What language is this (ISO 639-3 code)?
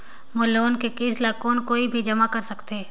hne